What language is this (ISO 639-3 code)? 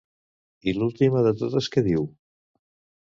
cat